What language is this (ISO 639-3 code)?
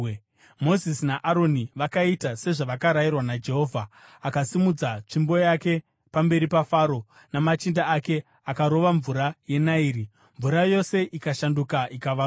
sna